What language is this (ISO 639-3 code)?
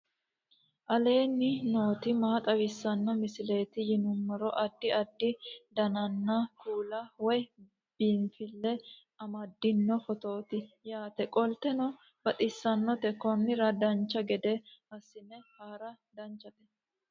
sid